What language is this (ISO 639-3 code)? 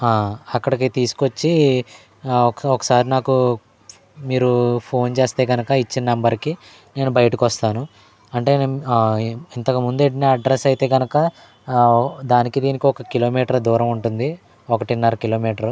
tel